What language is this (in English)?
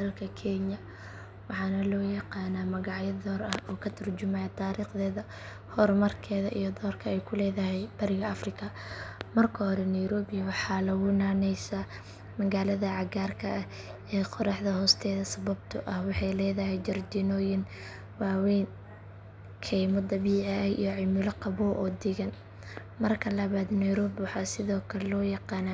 Somali